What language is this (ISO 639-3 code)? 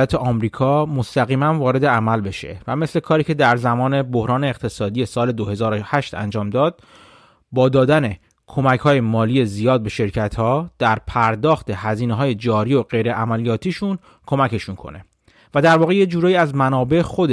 fas